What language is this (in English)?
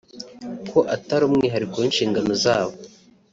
Kinyarwanda